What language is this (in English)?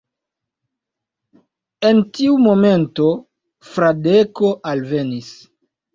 Esperanto